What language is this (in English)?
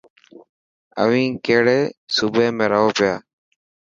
Dhatki